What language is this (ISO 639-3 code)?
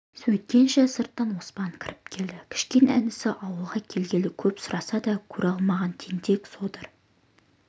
kaz